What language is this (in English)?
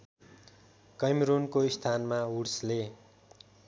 Nepali